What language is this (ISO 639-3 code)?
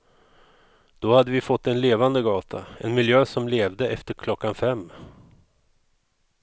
swe